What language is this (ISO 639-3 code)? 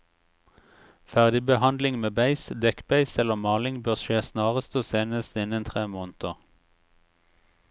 nor